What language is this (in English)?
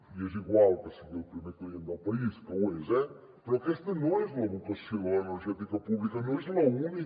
Catalan